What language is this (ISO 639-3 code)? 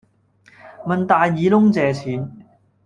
yue